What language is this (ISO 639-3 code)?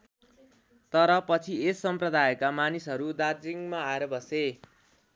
nep